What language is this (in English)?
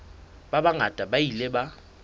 Southern Sotho